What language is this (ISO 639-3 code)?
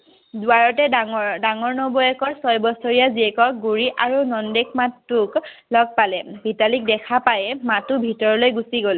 asm